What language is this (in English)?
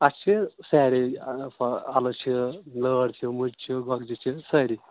Kashmiri